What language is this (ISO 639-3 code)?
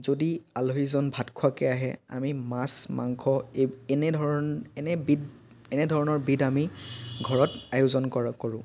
asm